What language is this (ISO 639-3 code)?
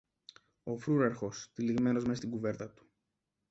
ell